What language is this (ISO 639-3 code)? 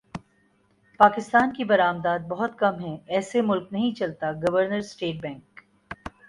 urd